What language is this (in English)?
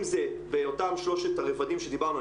Hebrew